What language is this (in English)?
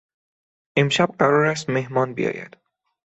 Persian